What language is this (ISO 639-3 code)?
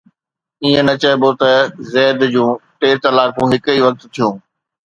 snd